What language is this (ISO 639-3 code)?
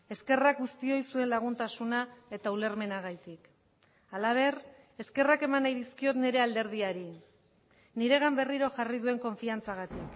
eus